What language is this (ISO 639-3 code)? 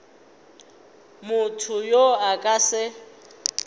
nso